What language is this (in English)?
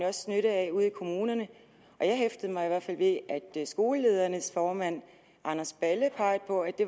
Danish